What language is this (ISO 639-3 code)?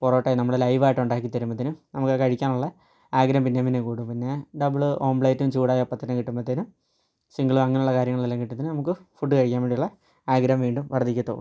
mal